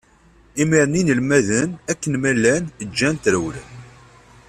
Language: Kabyle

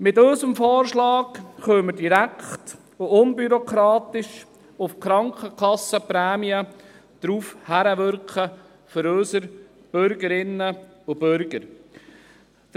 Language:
Swiss German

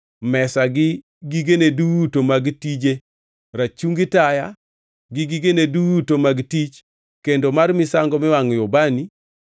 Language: Luo (Kenya and Tanzania)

